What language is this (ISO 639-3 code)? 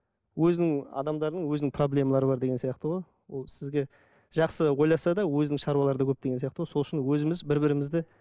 kaz